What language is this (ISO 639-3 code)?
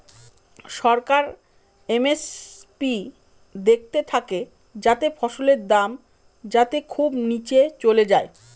ben